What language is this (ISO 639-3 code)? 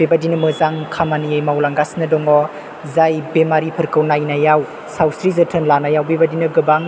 brx